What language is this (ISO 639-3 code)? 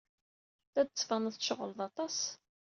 kab